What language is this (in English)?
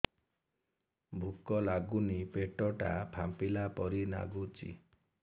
Odia